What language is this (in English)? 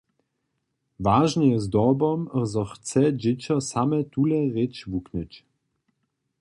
Upper Sorbian